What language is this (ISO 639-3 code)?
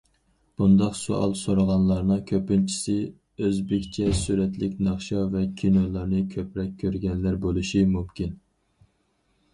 uig